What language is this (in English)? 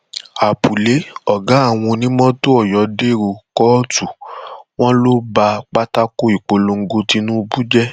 Yoruba